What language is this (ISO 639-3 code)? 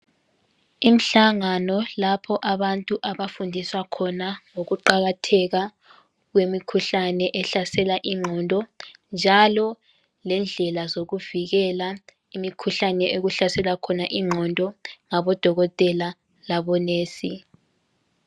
nde